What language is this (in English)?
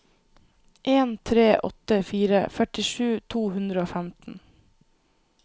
Norwegian